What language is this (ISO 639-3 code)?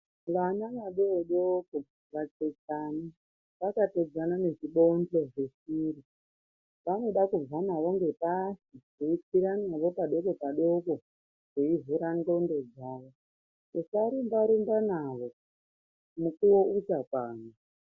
ndc